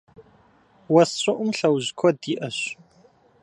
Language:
Kabardian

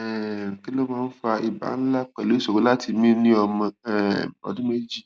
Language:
Yoruba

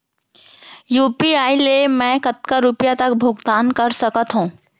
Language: Chhattisgarhi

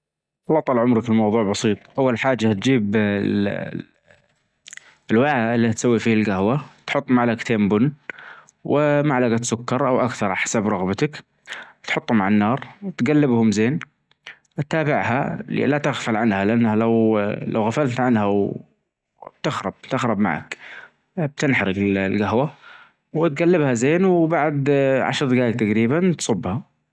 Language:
Najdi Arabic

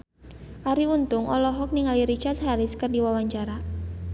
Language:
Sundanese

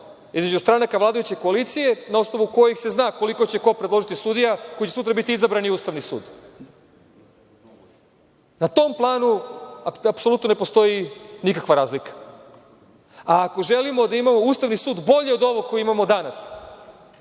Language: Serbian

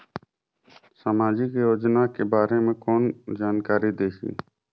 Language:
Chhattisgarhi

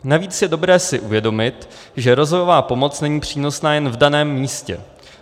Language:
Czech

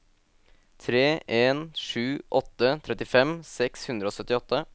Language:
Norwegian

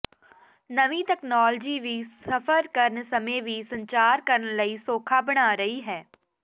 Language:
Punjabi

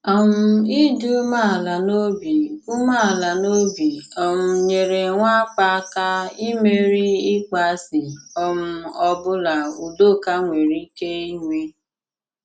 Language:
Igbo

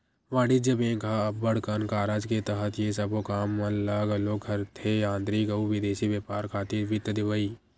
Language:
Chhattisgarhi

